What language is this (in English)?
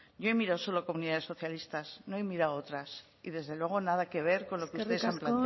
Spanish